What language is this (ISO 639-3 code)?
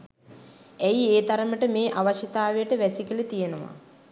sin